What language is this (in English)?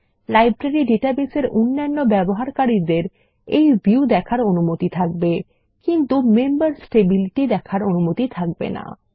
Bangla